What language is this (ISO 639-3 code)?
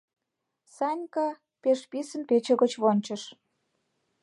chm